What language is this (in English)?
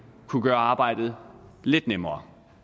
Danish